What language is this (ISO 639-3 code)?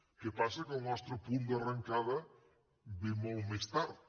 cat